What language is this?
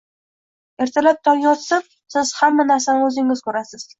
Uzbek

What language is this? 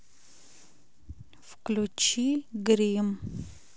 Russian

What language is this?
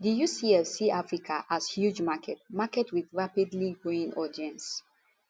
Nigerian Pidgin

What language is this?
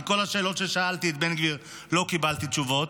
Hebrew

